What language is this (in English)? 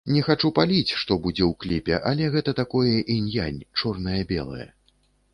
Belarusian